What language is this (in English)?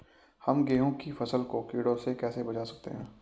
Hindi